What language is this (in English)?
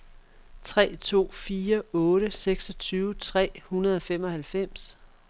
Danish